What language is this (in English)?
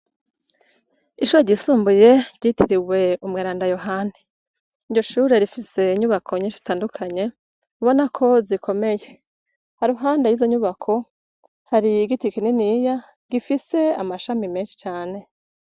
Rundi